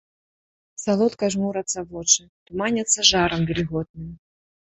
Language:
Belarusian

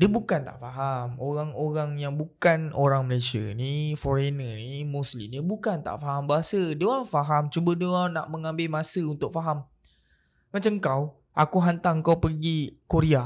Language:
Malay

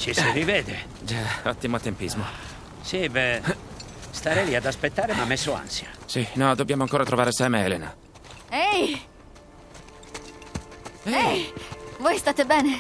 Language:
Italian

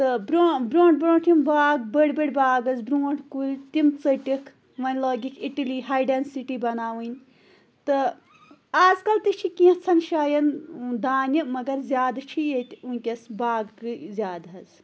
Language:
Kashmiri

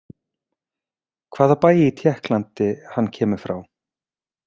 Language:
Icelandic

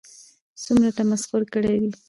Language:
Pashto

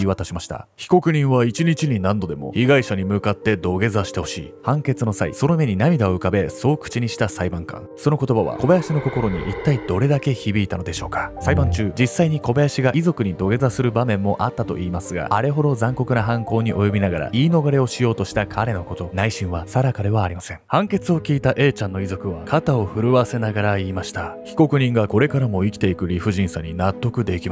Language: Japanese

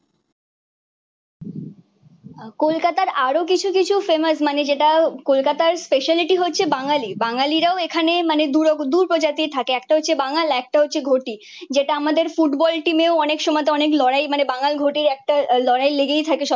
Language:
Bangla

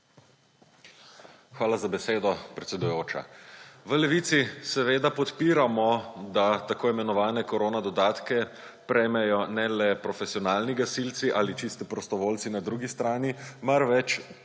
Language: Slovenian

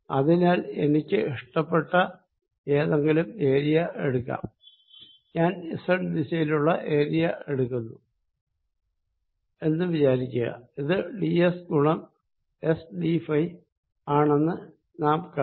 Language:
Malayalam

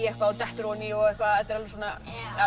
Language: Icelandic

